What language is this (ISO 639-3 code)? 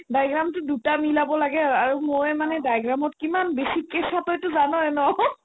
asm